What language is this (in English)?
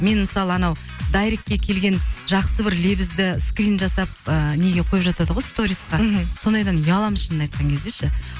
Kazakh